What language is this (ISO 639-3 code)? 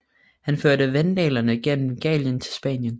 dan